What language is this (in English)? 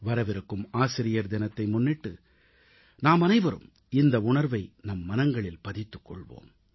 Tamil